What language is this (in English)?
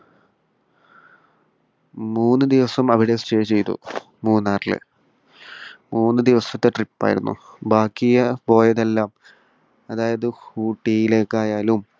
Malayalam